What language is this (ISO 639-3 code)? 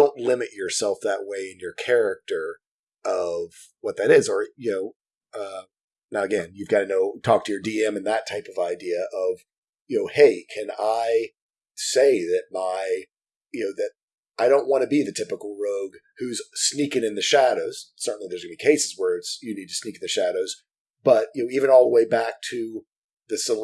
eng